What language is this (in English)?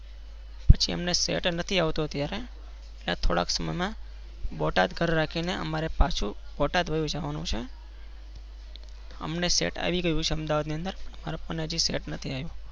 Gujarati